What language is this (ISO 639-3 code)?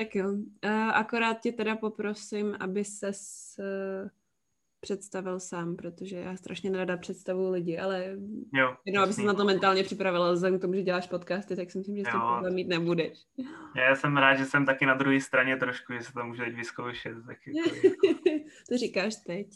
ces